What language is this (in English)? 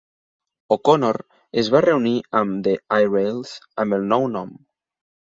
Catalan